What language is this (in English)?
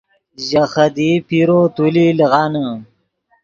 Yidgha